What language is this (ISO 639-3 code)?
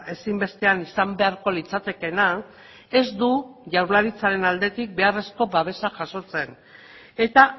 eus